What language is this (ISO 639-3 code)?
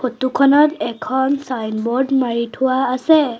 asm